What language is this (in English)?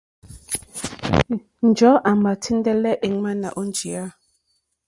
Mokpwe